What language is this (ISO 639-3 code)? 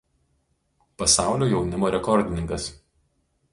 lit